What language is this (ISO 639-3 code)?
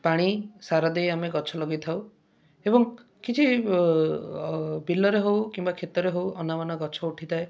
ori